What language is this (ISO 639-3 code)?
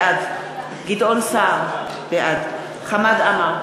heb